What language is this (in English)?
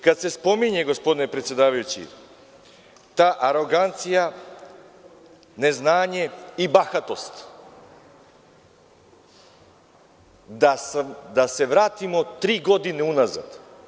Serbian